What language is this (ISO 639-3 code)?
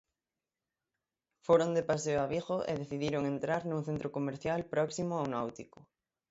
glg